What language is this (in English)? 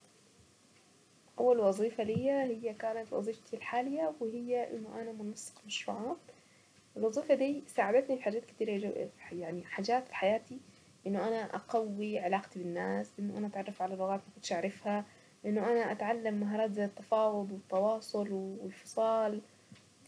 Saidi Arabic